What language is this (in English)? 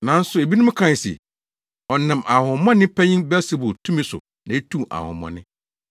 Akan